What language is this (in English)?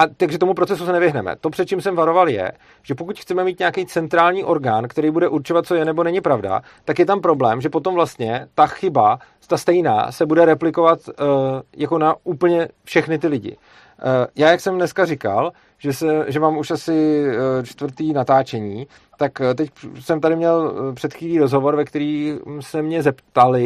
Czech